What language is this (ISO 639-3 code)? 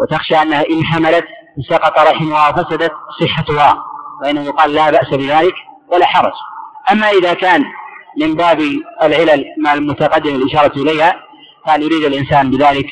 ara